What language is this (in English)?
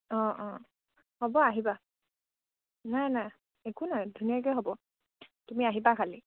Assamese